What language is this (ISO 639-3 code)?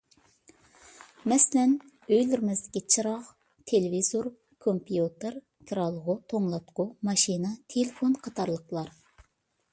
uig